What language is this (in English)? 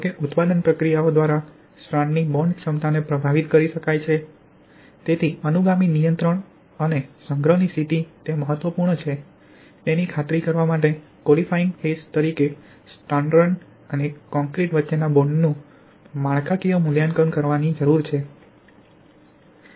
Gujarati